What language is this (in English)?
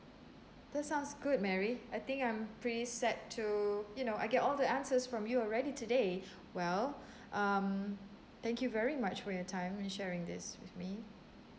English